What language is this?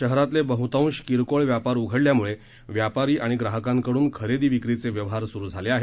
Marathi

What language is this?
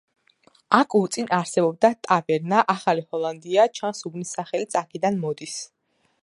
Georgian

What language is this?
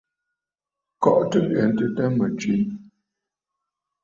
Bafut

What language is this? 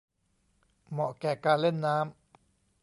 Thai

